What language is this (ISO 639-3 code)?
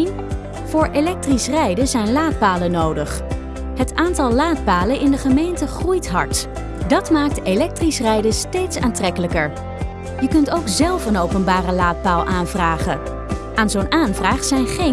nld